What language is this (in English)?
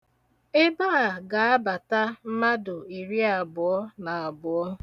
Igbo